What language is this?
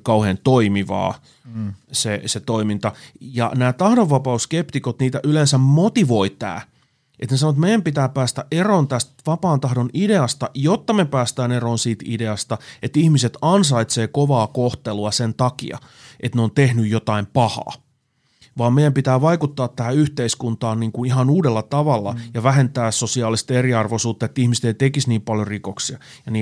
Finnish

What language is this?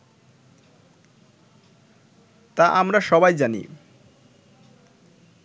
Bangla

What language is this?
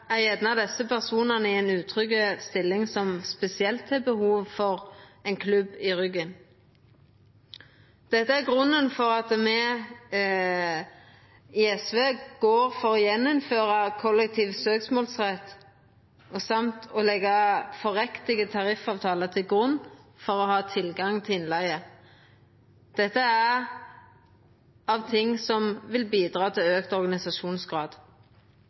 Norwegian Nynorsk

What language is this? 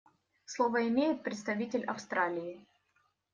Russian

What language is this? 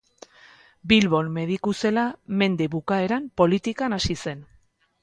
Basque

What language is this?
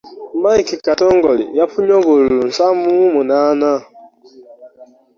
Ganda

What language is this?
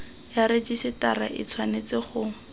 Tswana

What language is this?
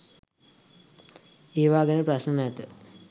Sinhala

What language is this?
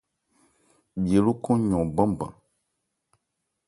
Ebrié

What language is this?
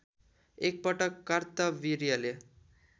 Nepali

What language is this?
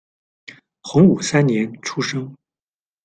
Chinese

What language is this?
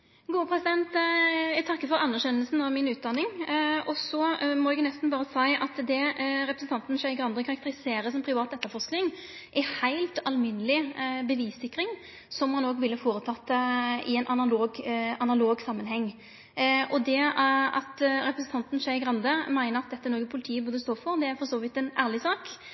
Norwegian Nynorsk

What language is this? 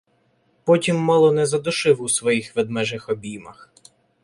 Ukrainian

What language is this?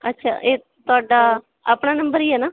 Punjabi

